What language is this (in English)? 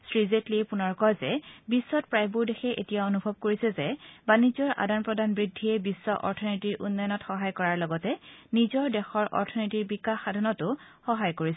Assamese